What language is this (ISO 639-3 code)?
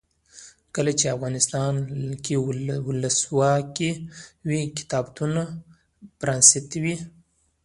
pus